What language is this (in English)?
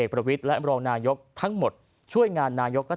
Thai